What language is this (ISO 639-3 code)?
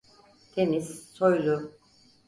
tur